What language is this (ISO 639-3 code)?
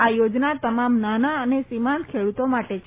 guj